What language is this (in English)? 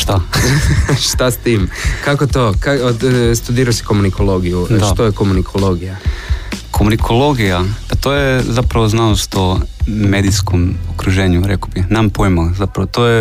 Croatian